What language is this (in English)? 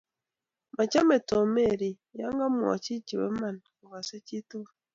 Kalenjin